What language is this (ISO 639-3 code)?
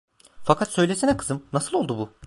tur